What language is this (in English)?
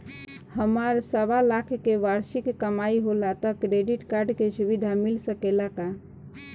Bhojpuri